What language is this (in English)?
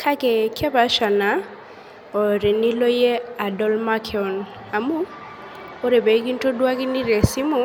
Masai